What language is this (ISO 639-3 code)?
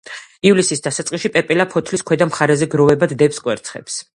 kat